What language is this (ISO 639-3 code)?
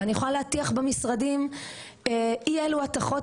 heb